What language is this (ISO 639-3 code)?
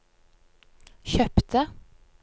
nor